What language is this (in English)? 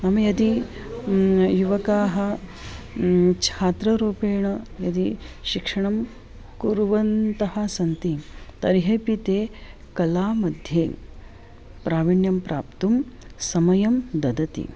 Sanskrit